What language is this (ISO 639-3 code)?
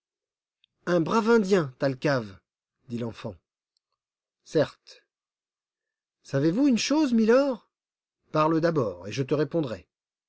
fra